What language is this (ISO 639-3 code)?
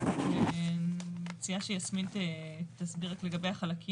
heb